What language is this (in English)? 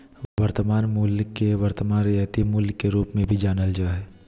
Magahi